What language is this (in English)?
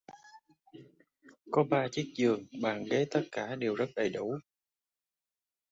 Vietnamese